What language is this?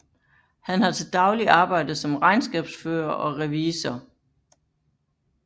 Danish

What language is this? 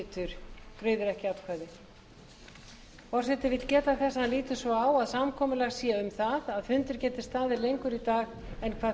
Icelandic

